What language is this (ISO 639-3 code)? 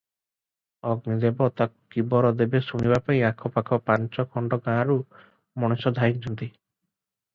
ori